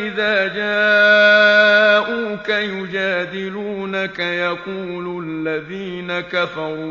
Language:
Arabic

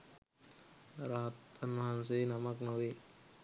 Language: Sinhala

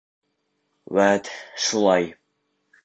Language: Bashkir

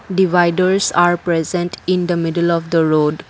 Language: English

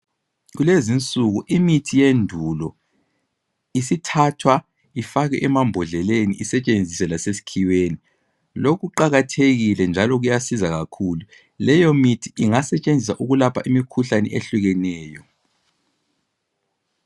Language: North Ndebele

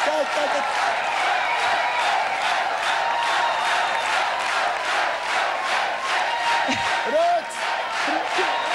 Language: Dutch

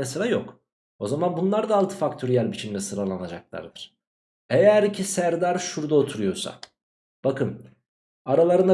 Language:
Turkish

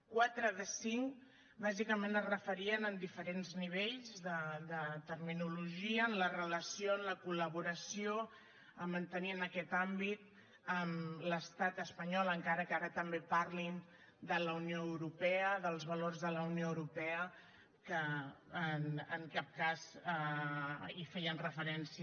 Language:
Catalan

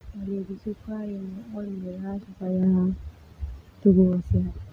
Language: Termanu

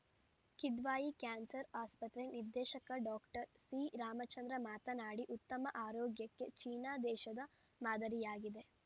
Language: Kannada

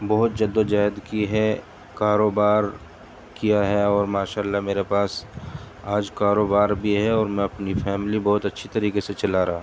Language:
Urdu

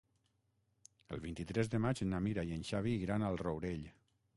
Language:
Catalan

